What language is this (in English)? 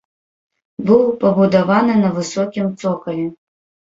Belarusian